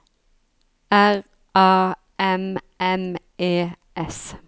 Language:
Norwegian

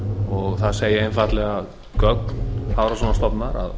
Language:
Icelandic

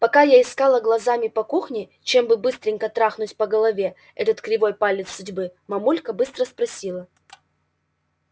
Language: Russian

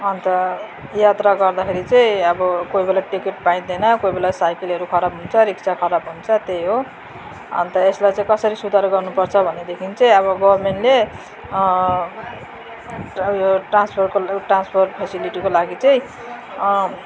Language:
Nepali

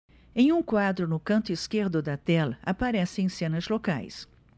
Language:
Portuguese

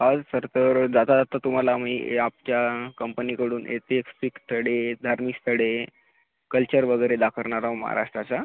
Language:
Marathi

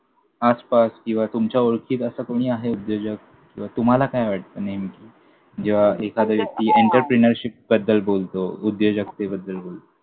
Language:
Marathi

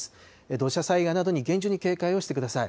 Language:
Japanese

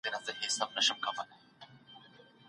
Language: Pashto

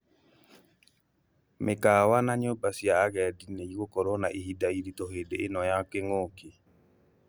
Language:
Kikuyu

